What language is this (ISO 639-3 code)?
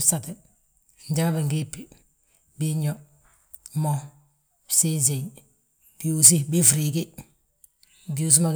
bjt